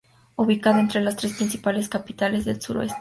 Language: Spanish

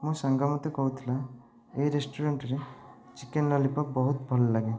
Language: Odia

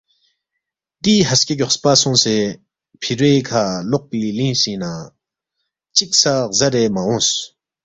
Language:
Balti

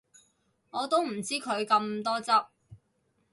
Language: Cantonese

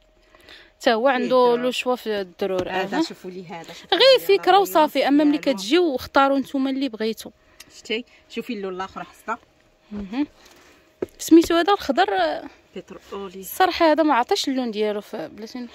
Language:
Arabic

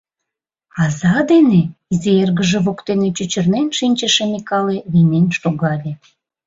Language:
Mari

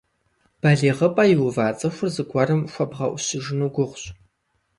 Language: Kabardian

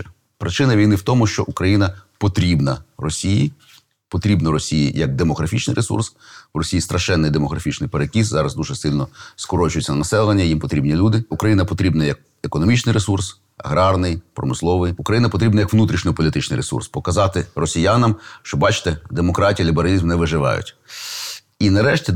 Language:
Ukrainian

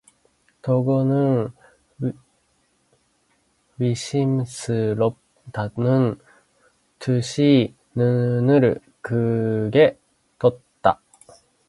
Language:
Korean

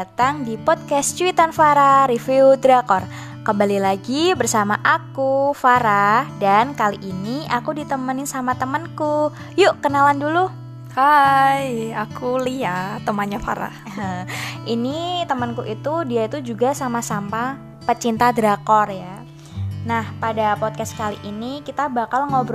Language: Indonesian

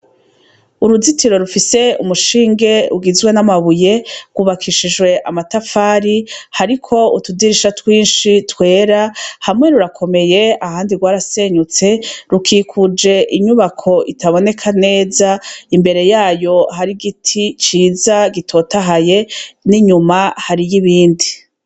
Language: Rundi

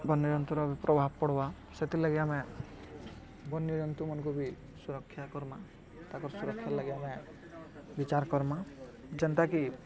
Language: Odia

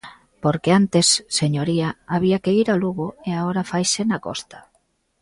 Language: Galician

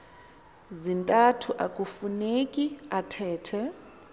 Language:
Xhosa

